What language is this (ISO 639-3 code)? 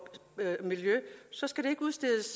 dan